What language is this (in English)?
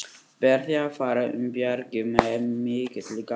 Icelandic